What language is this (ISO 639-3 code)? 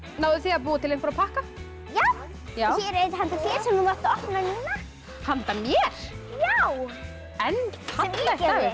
isl